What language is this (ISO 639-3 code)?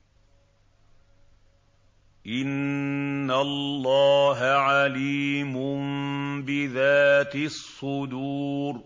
ara